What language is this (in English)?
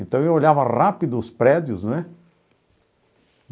Portuguese